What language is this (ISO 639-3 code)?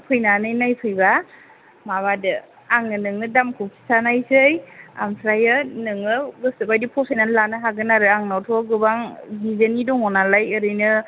brx